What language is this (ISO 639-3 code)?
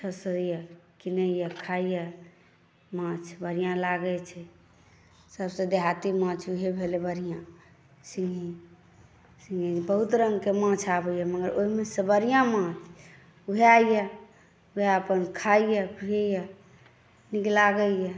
mai